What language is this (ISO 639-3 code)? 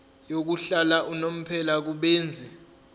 zul